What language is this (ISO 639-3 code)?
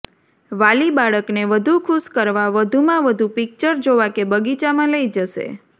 guj